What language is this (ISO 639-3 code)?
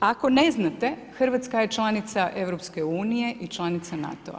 hrv